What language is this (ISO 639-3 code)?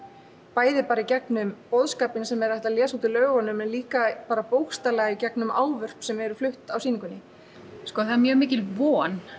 isl